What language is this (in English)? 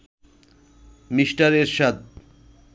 Bangla